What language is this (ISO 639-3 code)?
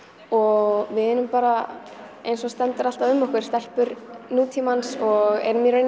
isl